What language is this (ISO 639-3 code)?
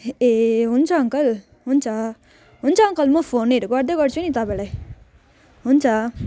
nep